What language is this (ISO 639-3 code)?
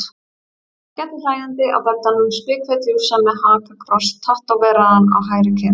isl